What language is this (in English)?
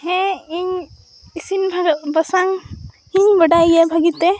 Santali